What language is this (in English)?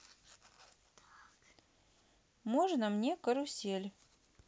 Russian